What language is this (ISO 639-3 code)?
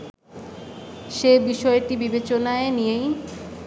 ben